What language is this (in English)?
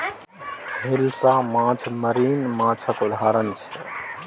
Maithili